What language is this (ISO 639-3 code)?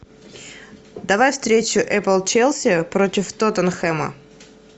rus